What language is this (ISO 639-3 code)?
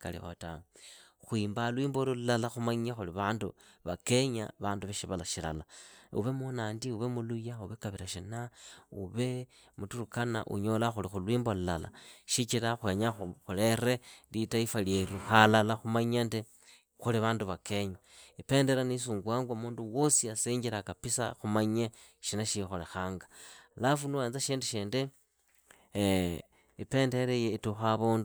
ida